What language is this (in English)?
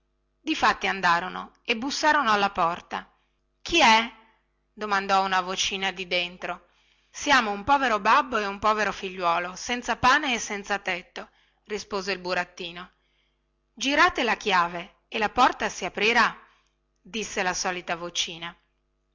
Italian